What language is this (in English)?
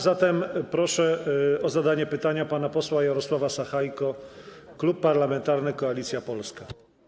Polish